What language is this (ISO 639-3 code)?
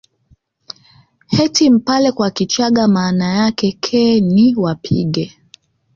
swa